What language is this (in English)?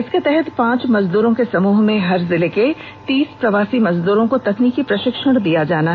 Hindi